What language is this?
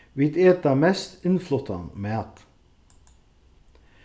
Faroese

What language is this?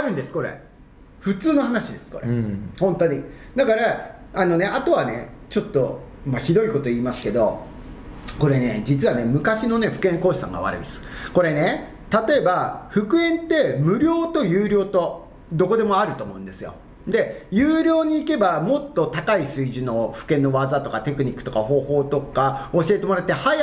Japanese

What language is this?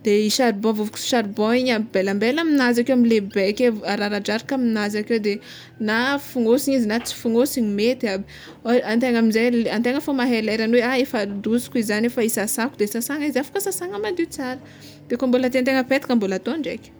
Tsimihety Malagasy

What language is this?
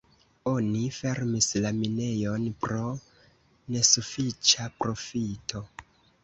Esperanto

